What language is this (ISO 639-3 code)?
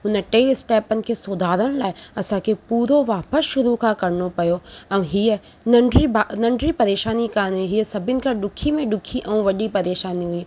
snd